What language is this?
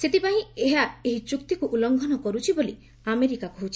Odia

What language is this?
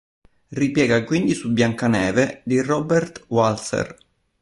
Italian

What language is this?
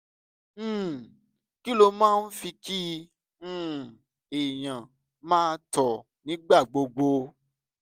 Yoruba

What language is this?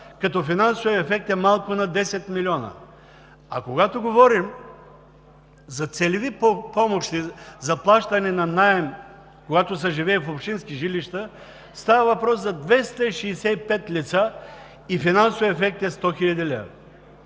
Bulgarian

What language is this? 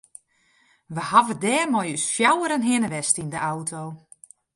Western Frisian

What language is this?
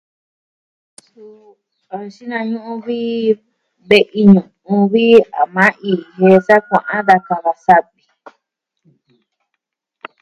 Southwestern Tlaxiaco Mixtec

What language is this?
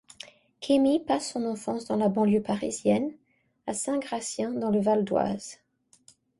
French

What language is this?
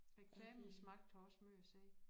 Danish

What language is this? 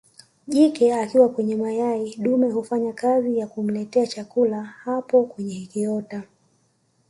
Swahili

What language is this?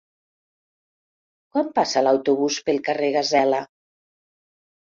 Catalan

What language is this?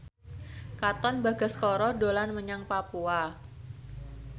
Javanese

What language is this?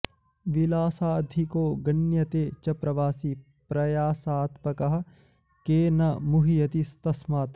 Sanskrit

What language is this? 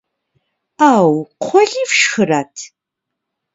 Kabardian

